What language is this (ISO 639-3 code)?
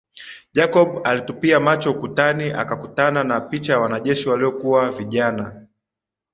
swa